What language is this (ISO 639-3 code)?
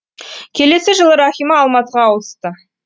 kaz